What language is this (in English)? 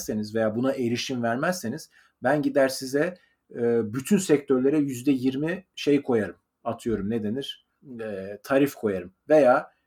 Turkish